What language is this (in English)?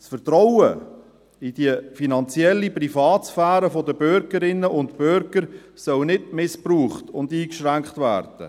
Swiss German